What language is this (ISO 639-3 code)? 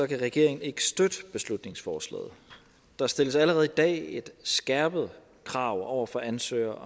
dan